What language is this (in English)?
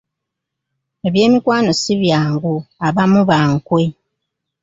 Ganda